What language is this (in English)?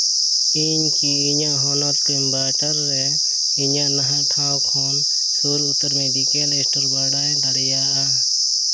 Santali